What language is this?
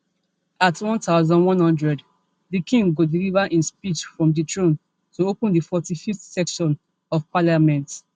Nigerian Pidgin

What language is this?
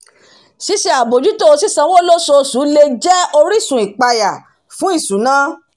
Yoruba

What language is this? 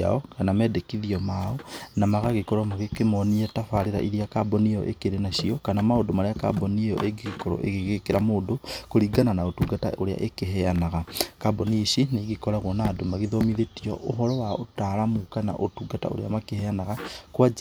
Kikuyu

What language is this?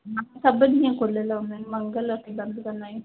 Sindhi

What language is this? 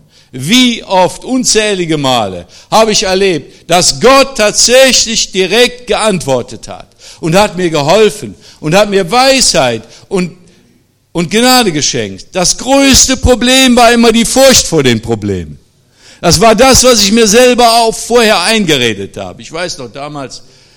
German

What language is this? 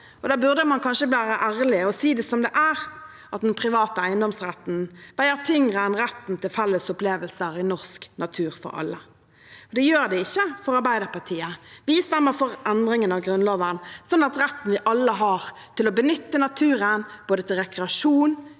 Norwegian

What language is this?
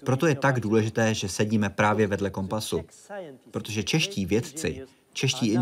Czech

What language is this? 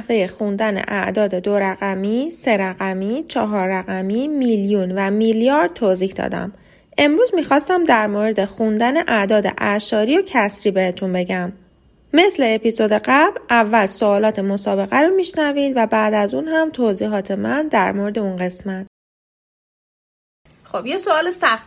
Persian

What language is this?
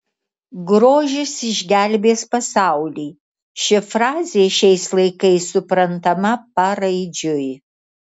Lithuanian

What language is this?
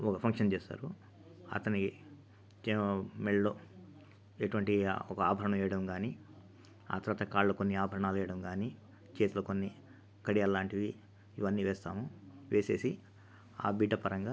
Telugu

